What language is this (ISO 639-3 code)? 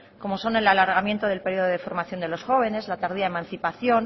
spa